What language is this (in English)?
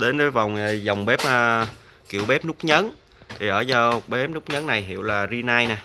Vietnamese